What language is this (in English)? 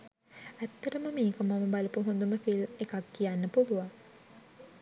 Sinhala